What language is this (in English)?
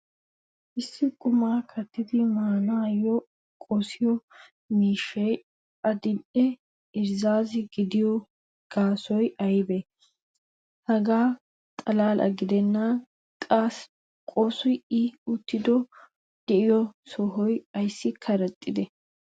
Wolaytta